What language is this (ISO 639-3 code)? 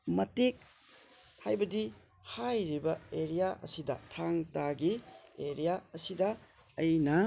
mni